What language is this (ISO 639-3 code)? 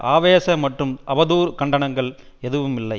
tam